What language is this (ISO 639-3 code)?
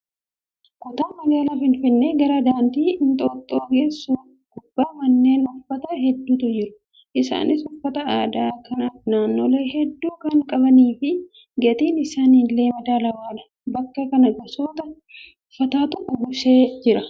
orm